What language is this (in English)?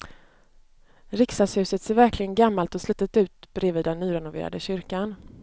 Swedish